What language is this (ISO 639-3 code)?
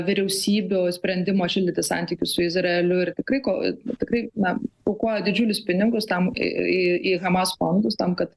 lit